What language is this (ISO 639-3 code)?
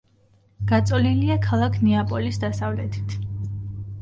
kat